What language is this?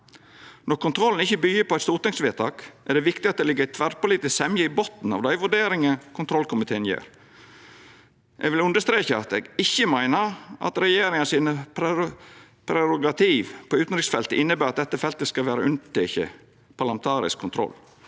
Norwegian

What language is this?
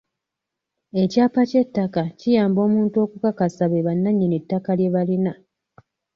Ganda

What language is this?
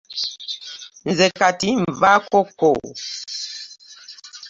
Ganda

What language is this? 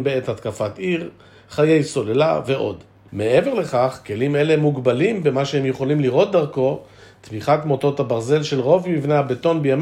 Hebrew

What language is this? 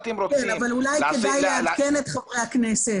Hebrew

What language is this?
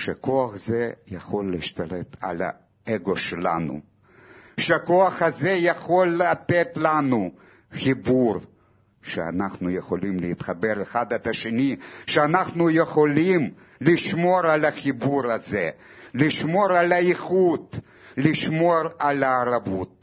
Hebrew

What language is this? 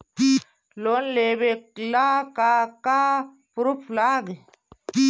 Bhojpuri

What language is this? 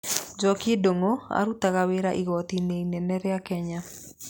Kikuyu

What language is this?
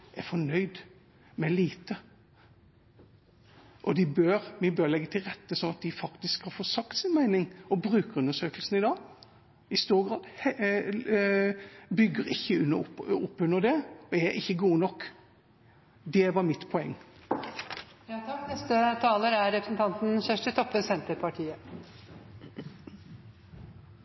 Norwegian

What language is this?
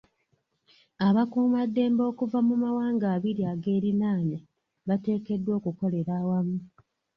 Ganda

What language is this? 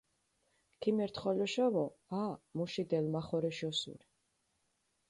Mingrelian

